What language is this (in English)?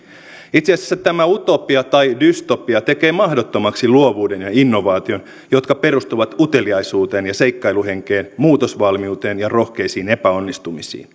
Finnish